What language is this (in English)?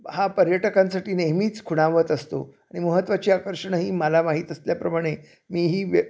Marathi